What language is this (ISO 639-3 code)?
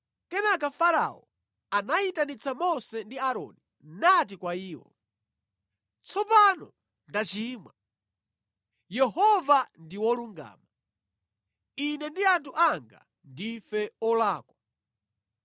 nya